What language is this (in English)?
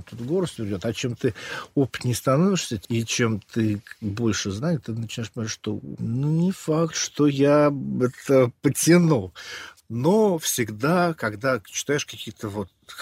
Russian